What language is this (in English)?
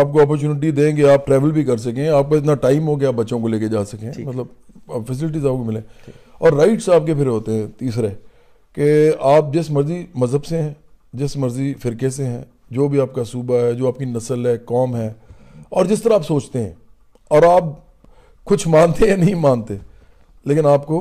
Urdu